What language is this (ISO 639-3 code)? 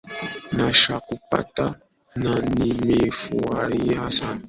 swa